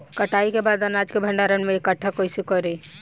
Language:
Bhojpuri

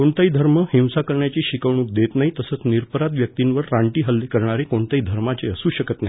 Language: Marathi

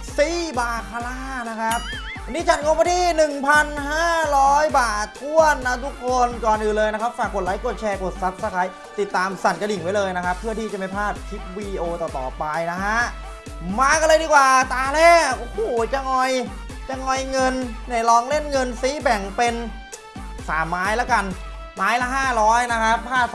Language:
Thai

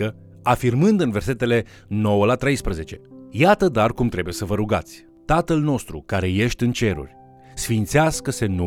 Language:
Romanian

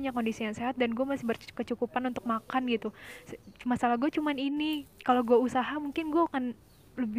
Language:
Indonesian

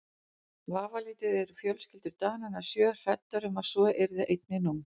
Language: Icelandic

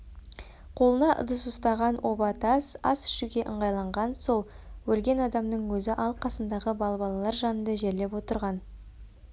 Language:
Kazakh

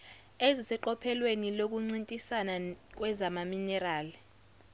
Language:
Zulu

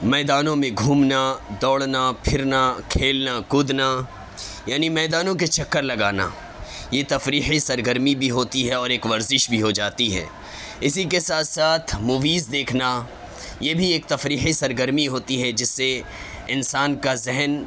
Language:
Urdu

